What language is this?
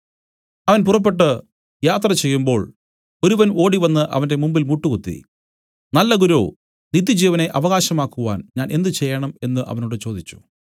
Malayalam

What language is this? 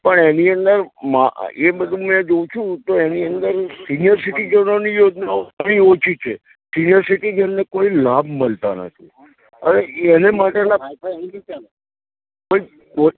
Gujarati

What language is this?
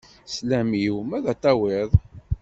Kabyle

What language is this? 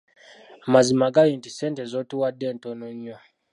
Ganda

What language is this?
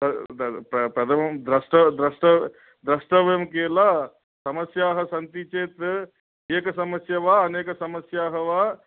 Sanskrit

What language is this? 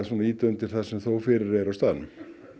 Icelandic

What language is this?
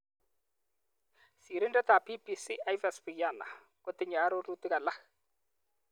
Kalenjin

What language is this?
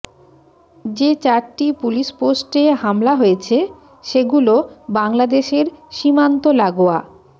Bangla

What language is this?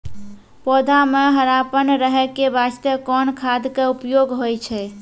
Maithili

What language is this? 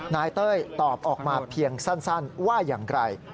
Thai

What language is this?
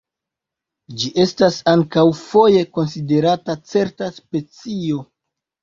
Esperanto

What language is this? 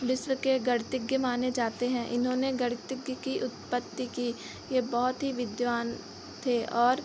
Hindi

